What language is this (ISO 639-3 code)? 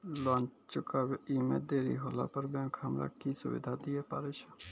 mai